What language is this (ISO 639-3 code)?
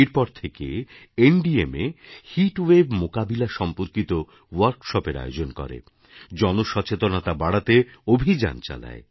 ben